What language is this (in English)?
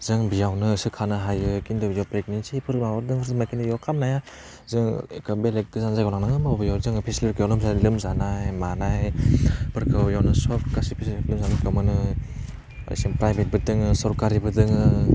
Bodo